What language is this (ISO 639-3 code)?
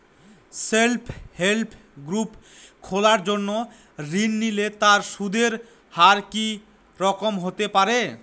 ben